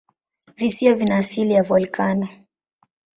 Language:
Swahili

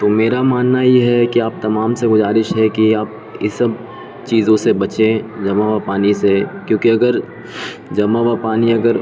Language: Urdu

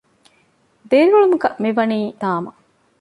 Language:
Divehi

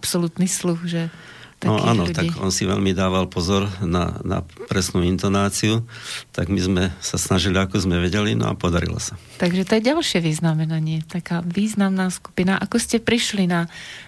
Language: Slovak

